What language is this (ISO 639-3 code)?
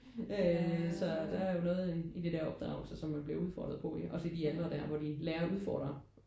dan